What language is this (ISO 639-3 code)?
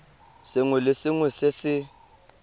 tsn